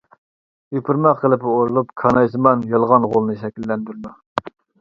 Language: Uyghur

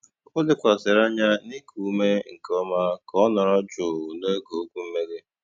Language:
Igbo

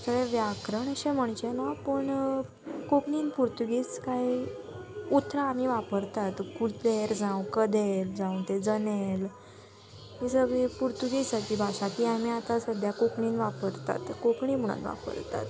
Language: Konkani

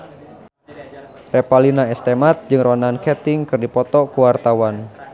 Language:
Sundanese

